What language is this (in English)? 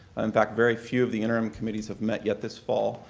English